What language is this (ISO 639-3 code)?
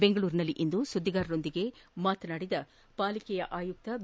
kan